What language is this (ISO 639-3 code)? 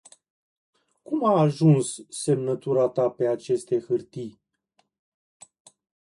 ron